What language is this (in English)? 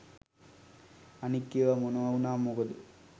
Sinhala